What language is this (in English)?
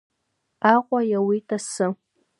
Abkhazian